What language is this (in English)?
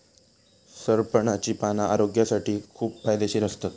Marathi